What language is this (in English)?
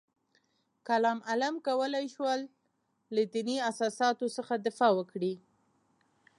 Pashto